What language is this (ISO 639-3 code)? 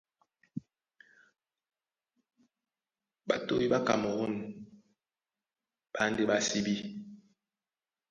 dua